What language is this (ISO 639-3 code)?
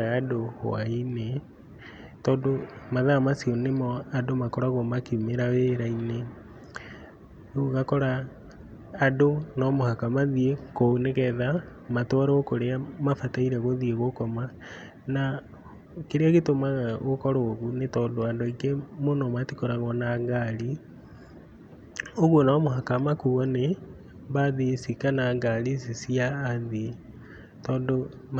kik